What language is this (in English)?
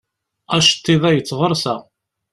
Kabyle